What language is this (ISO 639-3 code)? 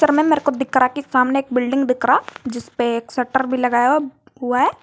hin